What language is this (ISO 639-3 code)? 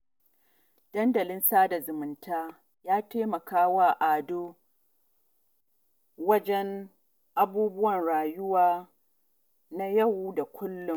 hau